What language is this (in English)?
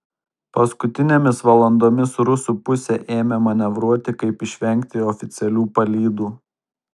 Lithuanian